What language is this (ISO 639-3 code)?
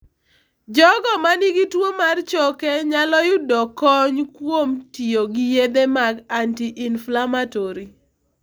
luo